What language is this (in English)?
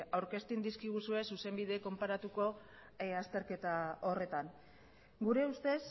Basque